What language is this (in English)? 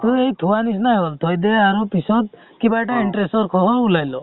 Assamese